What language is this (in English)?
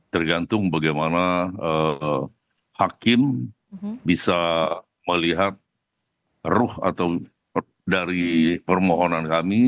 Indonesian